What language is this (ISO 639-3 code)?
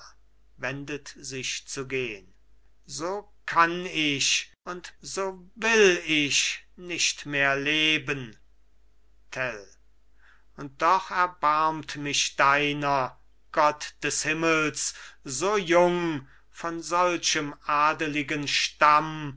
deu